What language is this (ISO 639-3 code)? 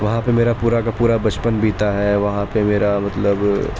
urd